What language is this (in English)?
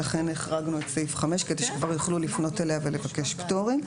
Hebrew